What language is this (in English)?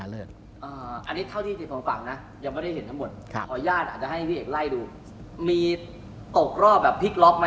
Thai